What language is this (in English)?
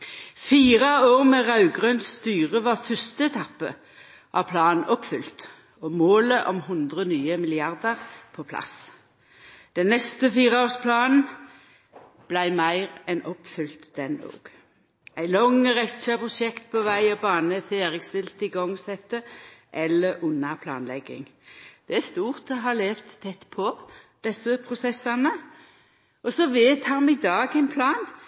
Norwegian Nynorsk